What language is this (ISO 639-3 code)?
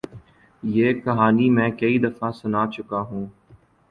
urd